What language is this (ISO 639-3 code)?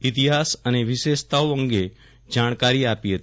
guj